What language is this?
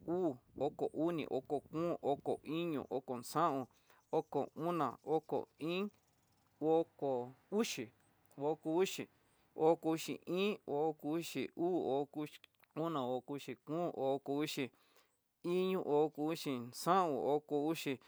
Tidaá Mixtec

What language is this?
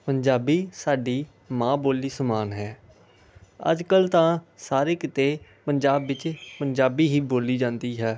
Punjabi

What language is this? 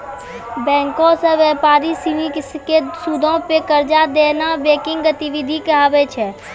Maithili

